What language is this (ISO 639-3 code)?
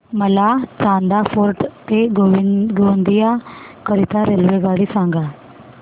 mar